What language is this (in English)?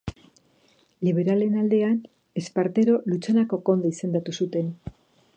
Basque